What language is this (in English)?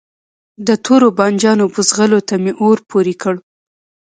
Pashto